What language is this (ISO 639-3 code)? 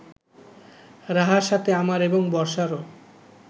ben